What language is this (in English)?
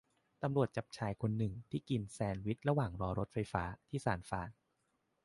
Thai